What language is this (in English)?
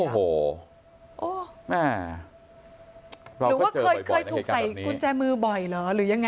Thai